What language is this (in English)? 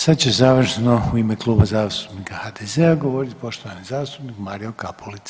Croatian